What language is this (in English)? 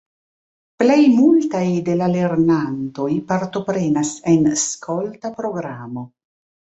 Esperanto